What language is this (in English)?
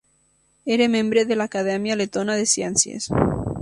Catalan